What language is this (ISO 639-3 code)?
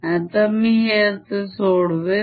mar